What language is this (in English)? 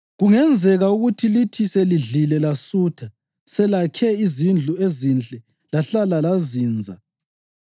North Ndebele